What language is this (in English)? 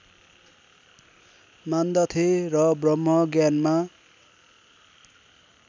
Nepali